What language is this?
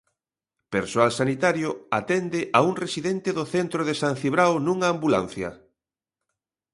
Galician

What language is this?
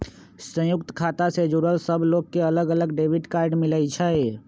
Magahi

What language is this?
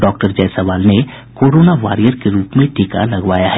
Hindi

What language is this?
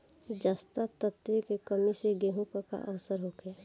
Bhojpuri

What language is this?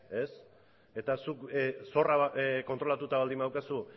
Basque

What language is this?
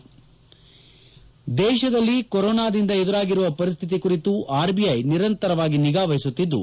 Kannada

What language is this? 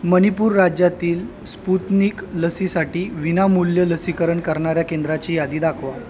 Marathi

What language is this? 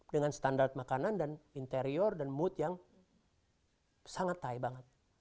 Indonesian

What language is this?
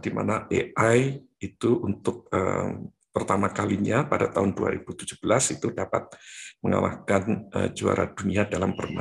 Indonesian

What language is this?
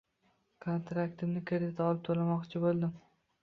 Uzbek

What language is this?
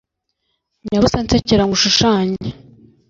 Kinyarwanda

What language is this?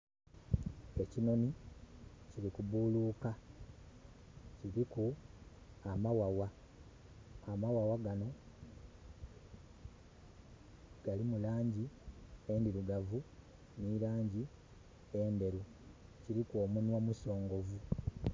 Soga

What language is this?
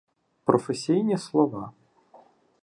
Ukrainian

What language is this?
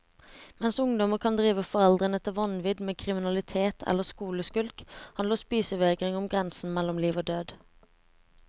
Norwegian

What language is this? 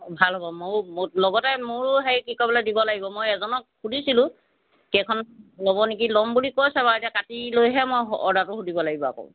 Assamese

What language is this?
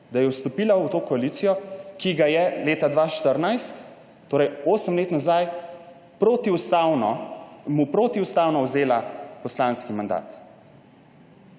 Slovenian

